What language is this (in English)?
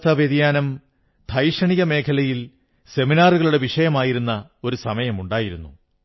Malayalam